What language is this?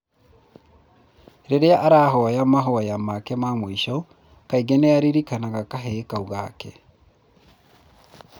Kikuyu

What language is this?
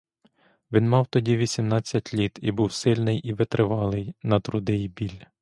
Ukrainian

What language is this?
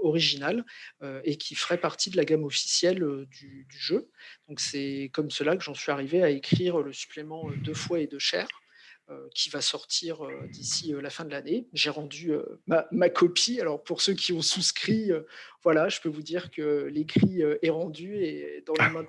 French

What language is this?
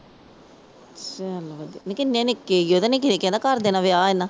Punjabi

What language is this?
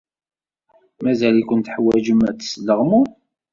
Kabyle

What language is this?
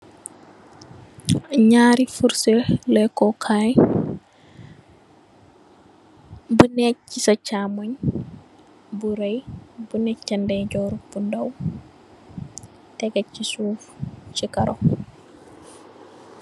Wolof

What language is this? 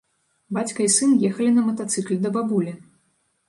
Belarusian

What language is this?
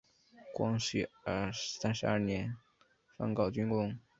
Chinese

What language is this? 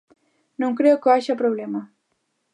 Galician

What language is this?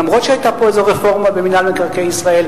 Hebrew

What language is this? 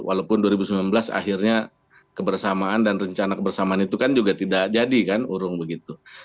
Indonesian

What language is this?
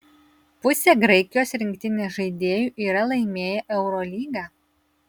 Lithuanian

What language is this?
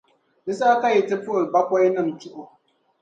Dagbani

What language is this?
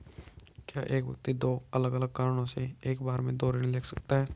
Hindi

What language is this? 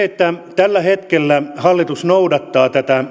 Finnish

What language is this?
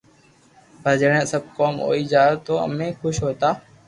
Loarki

